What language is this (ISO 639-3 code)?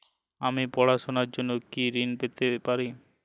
ben